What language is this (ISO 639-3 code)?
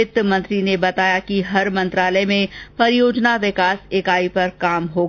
hin